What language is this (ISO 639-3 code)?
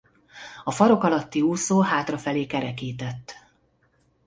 hun